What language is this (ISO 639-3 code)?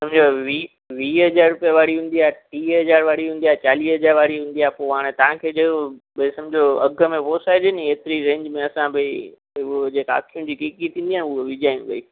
snd